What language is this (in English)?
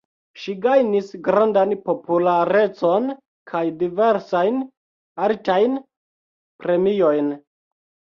Esperanto